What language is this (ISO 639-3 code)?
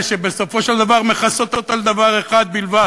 heb